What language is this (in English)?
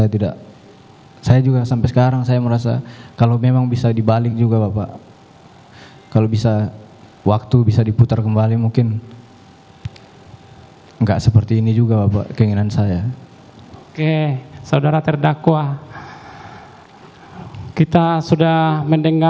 Indonesian